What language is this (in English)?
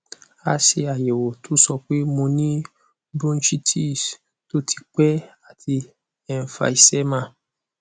Yoruba